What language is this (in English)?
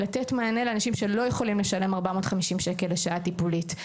Hebrew